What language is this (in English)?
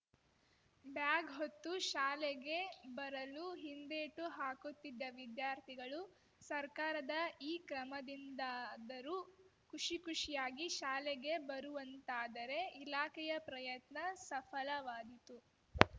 Kannada